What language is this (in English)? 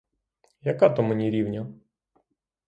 Ukrainian